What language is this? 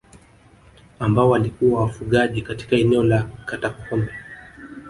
Swahili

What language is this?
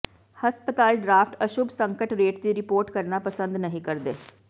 Punjabi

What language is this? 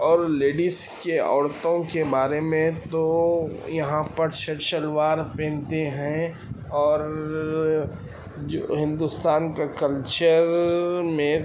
Urdu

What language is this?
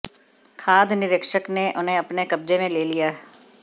Hindi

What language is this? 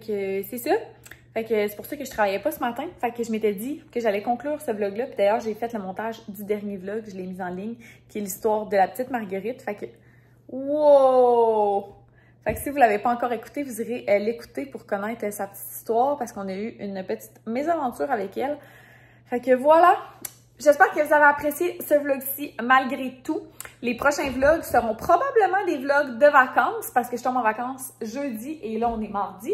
French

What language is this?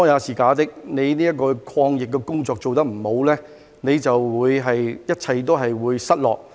Cantonese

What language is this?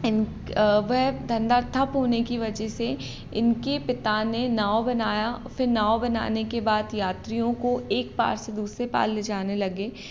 Hindi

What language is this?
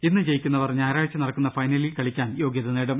Malayalam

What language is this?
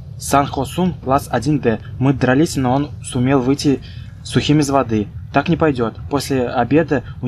Russian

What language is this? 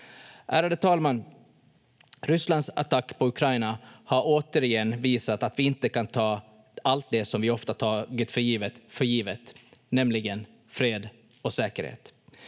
Finnish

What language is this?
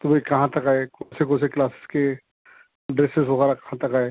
Urdu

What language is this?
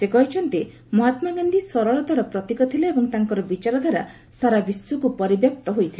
Odia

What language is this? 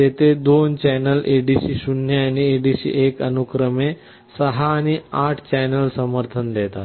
Marathi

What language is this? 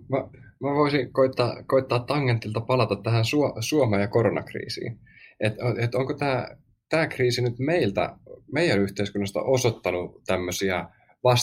Finnish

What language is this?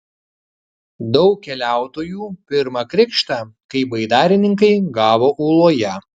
Lithuanian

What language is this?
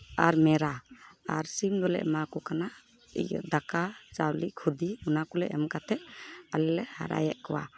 Santali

